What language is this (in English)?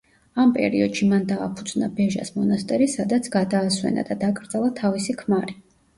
Georgian